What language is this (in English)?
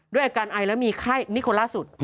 Thai